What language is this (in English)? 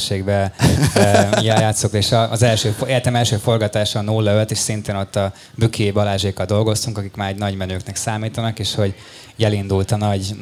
Hungarian